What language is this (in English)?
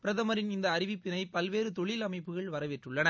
Tamil